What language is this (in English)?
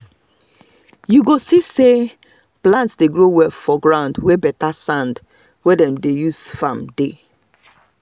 Nigerian Pidgin